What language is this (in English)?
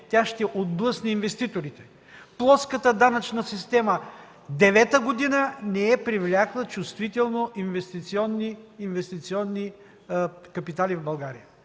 Bulgarian